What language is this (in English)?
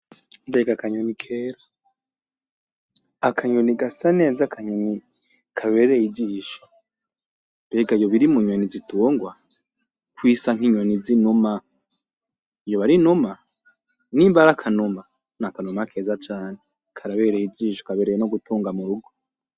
Rundi